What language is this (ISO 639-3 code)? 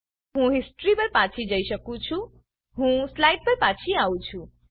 guj